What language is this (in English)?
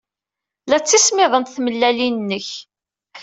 Kabyle